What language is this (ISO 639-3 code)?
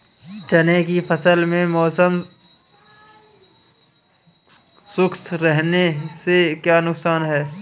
hin